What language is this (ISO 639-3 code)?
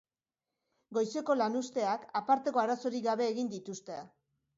eus